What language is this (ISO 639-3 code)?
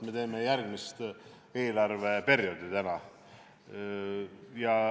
est